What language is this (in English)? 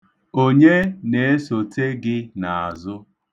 Igbo